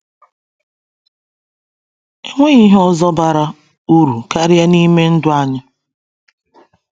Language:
Igbo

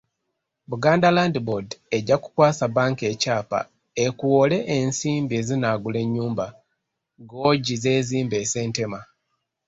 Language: Ganda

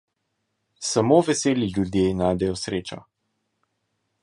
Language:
Slovenian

